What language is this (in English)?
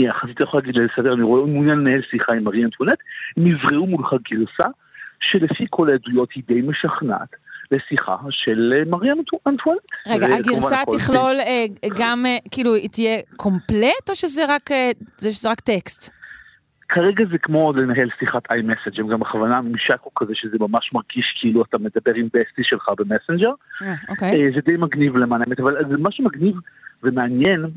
Hebrew